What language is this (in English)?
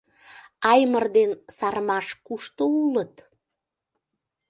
Mari